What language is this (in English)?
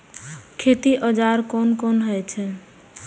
Maithili